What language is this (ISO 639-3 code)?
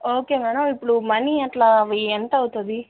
tel